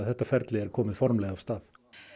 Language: Icelandic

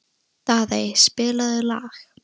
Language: Icelandic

